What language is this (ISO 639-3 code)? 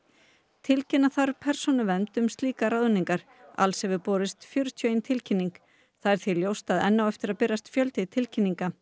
isl